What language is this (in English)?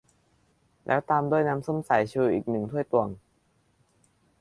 Thai